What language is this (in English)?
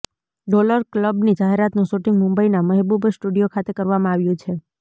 Gujarati